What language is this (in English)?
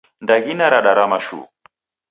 Taita